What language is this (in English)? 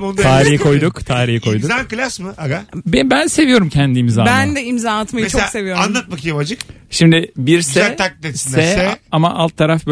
Turkish